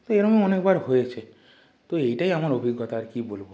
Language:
Bangla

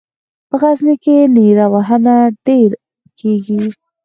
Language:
Pashto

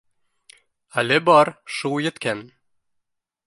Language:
Bashkir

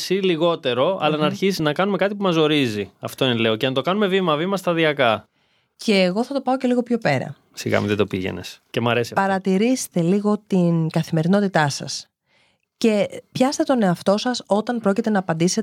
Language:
Greek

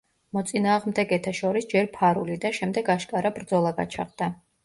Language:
Georgian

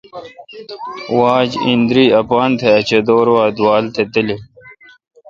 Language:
Kalkoti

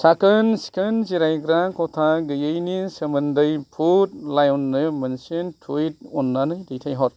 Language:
Bodo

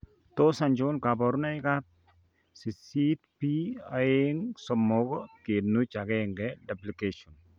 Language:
Kalenjin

